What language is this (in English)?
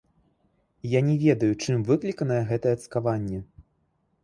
Belarusian